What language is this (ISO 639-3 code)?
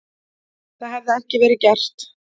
isl